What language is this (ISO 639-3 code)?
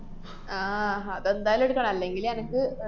mal